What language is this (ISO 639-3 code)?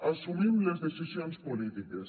cat